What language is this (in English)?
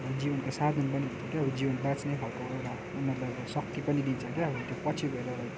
Nepali